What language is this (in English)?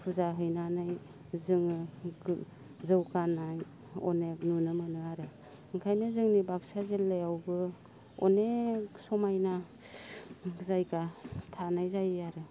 Bodo